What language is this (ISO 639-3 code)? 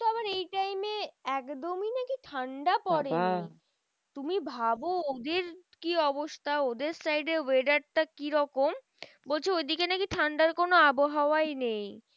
ben